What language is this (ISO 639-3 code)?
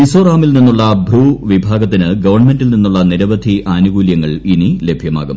mal